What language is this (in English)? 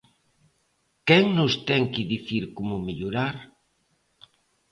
Galician